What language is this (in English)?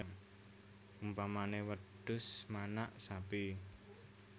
Javanese